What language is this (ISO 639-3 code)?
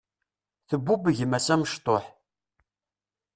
kab